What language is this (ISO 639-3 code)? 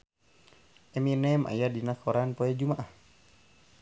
sun